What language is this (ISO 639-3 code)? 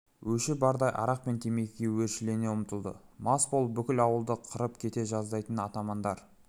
kaz